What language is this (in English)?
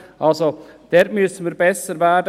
Swiss German